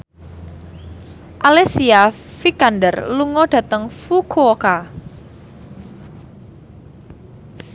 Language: Javanese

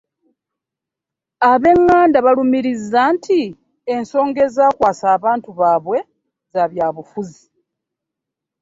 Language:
Ganda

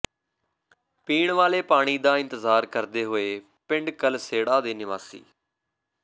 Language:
Punjabi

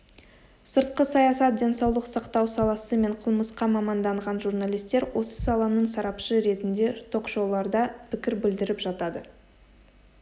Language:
Kazakh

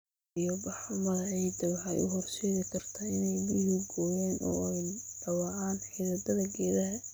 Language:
Somali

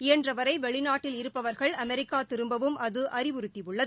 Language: Tamil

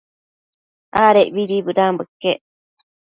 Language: Matsés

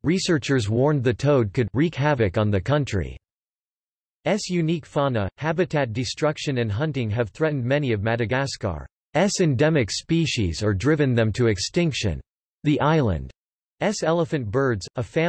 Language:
English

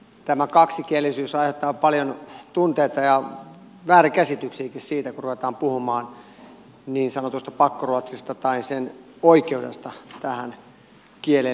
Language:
Finnish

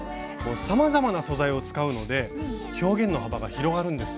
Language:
Japanese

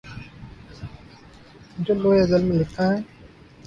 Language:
Urdu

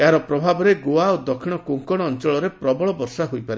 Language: Odia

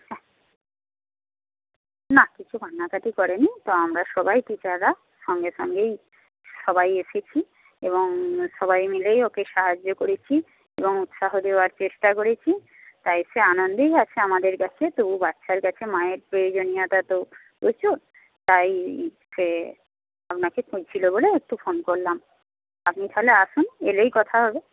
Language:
Bangla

